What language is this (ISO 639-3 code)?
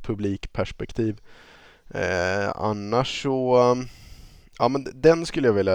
swe